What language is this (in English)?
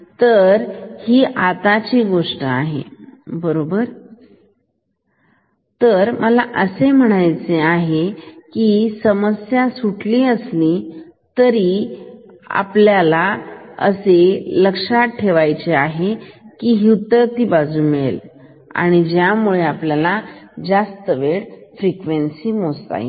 Marathi